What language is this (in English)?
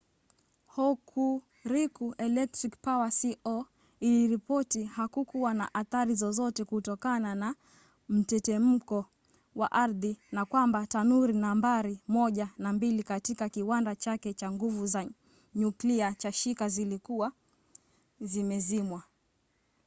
Swahili